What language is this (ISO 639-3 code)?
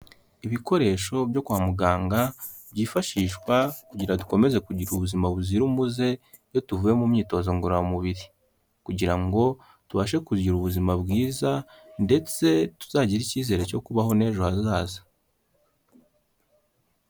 kin